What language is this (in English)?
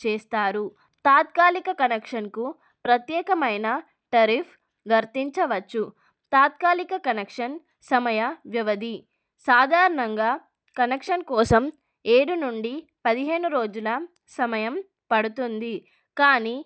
Telugu